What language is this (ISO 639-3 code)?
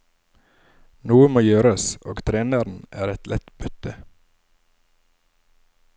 nor